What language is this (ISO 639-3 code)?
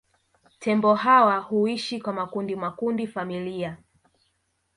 swa